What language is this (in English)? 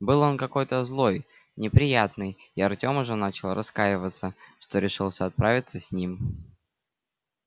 Russian